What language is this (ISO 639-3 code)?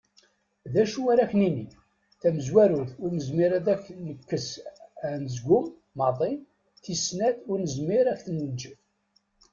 kab